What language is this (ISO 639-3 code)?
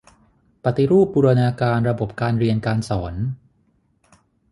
tha